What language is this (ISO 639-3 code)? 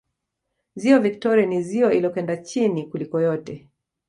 swa